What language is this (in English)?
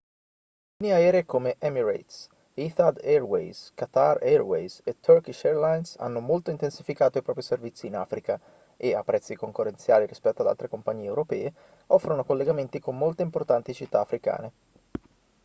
Italian